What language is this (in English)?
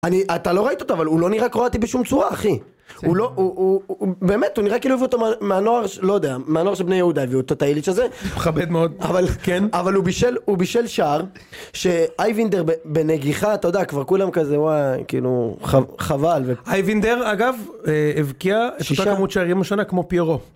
Hebrew